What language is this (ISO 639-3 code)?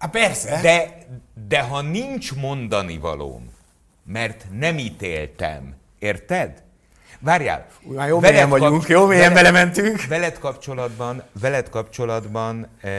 hun